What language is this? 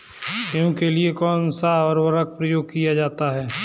Hindi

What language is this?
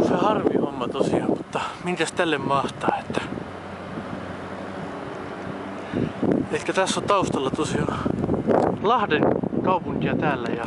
Finnish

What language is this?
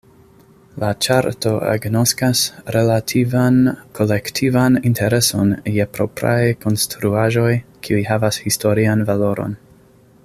Esperanto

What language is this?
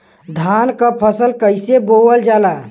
Bhojpuri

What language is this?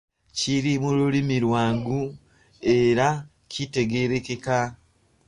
Ganda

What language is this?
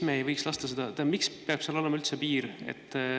Estonian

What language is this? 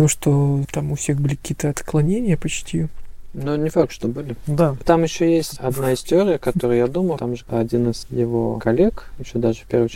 Russian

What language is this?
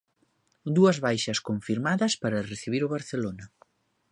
Galician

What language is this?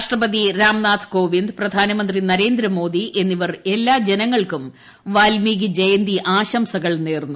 Malayalam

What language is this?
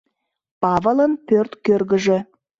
Mari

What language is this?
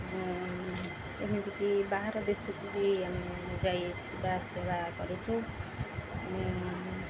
Odia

